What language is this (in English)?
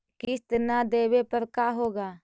Magahi